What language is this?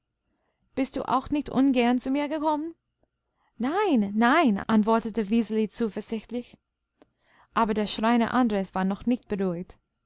German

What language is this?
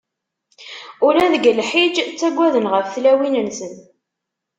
Kabyle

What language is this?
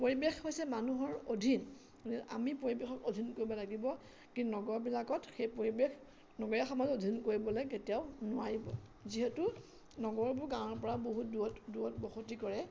Assamese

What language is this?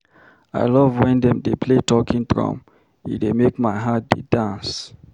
Nigerian Pidgin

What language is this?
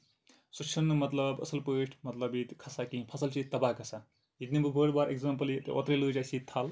Kashmiri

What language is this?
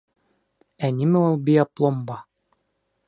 Bashkir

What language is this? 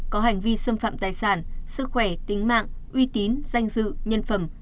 Vietnamese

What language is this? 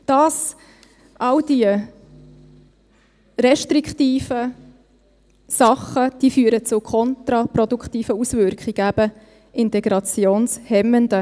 Swiss German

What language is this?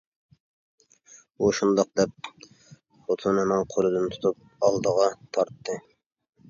Uyghur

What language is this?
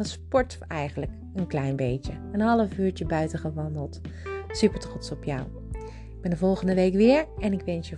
Dutch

